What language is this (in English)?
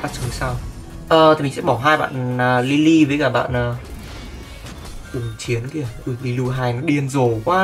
Vietnamese